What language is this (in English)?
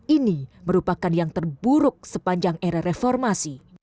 Indonesian